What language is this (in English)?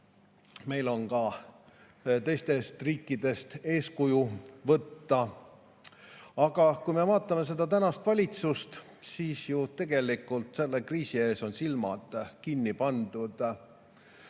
Estonian